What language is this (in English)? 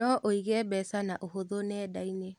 Kikuyu